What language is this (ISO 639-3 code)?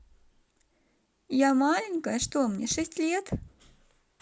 rus